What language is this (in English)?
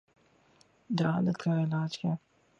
Urdu